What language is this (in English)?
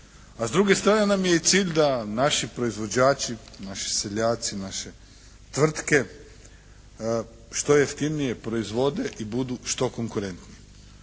Croatian